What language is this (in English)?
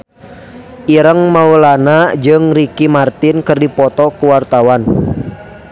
Sundanese